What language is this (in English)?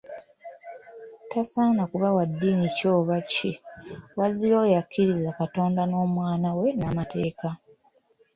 Ganda